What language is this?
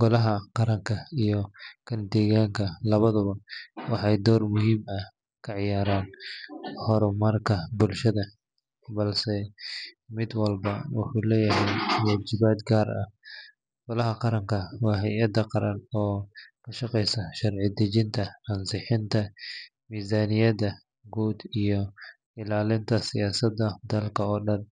Somali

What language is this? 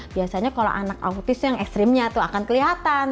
Indonesian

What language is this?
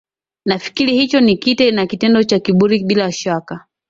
Swahili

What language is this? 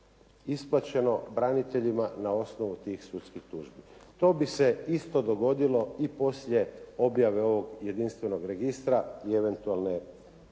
Croatian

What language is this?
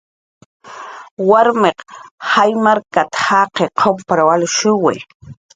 Jaqaru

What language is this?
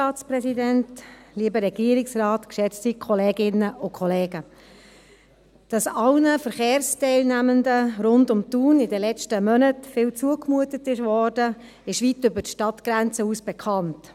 Swiss German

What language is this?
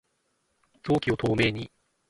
Japanese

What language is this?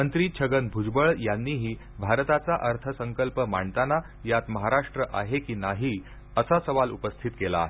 Marathi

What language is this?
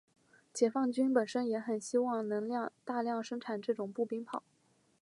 Chinese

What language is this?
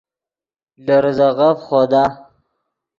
Yidgha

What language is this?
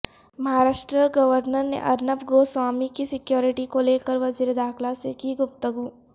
Urdu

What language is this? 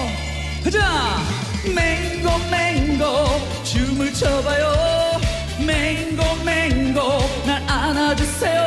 Korean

